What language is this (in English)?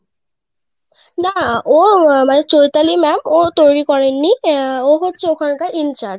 Bangla